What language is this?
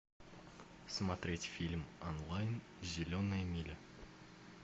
Russian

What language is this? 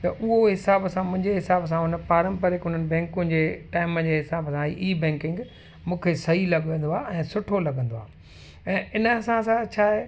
Sindhi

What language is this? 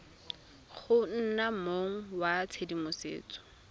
Tswana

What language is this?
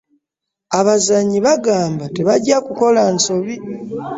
Ganda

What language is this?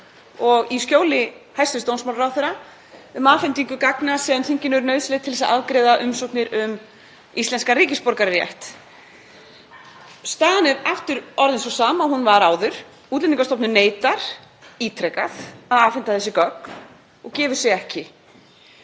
Icelandic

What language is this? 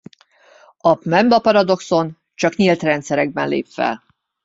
Hungarian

